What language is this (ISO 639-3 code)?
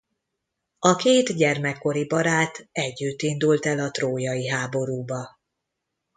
hun